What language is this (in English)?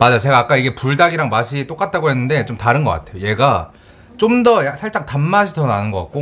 Korean